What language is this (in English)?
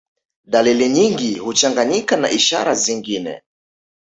Swahili